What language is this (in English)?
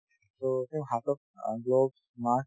Assamese